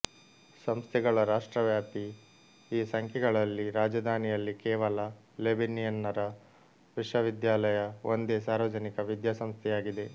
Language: Kannada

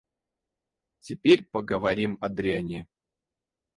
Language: Russian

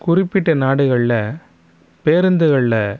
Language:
Tamil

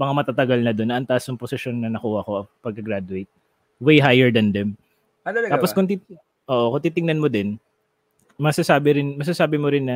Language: Filipino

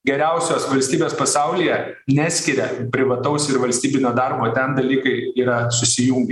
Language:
Lithuanian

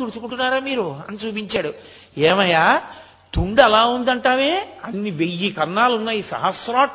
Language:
Telugu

